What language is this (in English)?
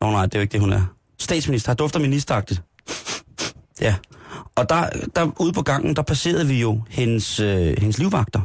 Danish